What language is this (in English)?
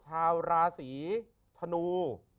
Thai